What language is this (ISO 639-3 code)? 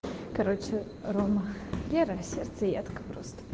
rus